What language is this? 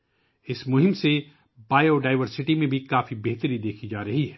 Urdu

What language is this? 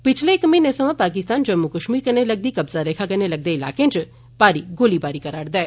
Dogri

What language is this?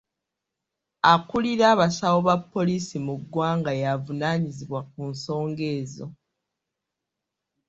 Ganda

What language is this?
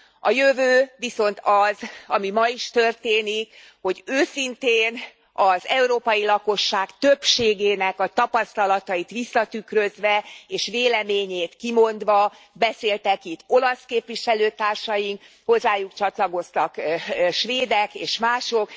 Hungarian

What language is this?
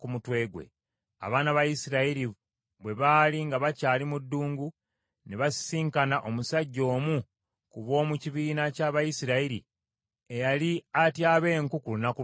Ganda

